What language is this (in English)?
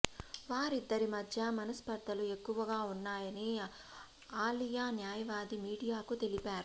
Telugu